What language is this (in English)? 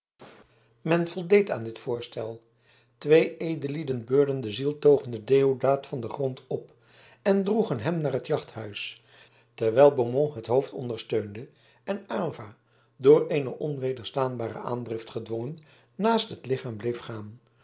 Dutch